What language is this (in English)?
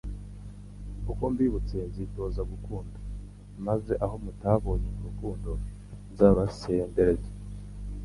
Kinyarwanda